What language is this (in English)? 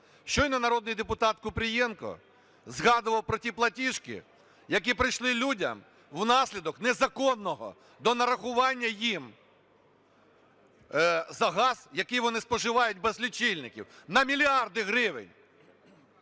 Ukrainian